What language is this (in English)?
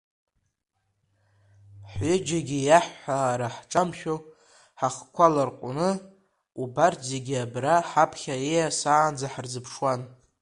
Abkhazian